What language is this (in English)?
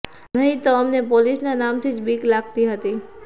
Gujarati